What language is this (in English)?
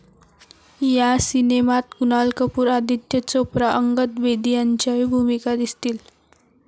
Marathi